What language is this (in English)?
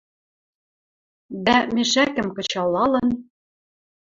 Western Mari